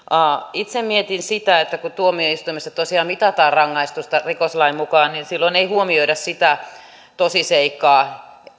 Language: Finnish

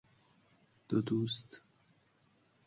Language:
Persian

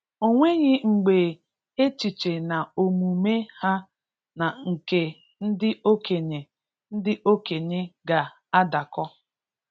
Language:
Igbo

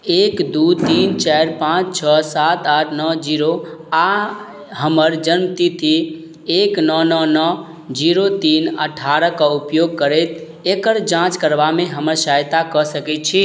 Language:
Maithili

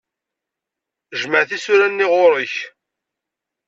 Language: Kabyle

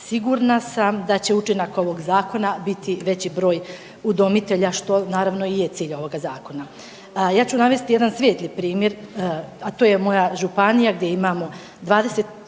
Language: Croatian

